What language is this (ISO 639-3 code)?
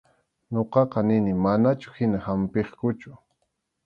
qxu